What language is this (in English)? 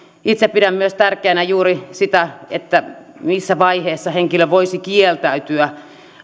Finnish